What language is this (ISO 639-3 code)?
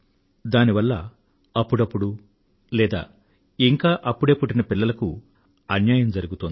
tel